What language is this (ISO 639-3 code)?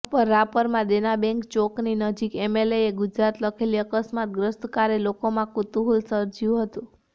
guj